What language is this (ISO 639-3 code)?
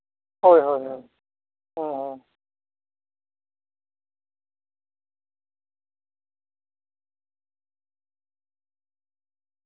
sat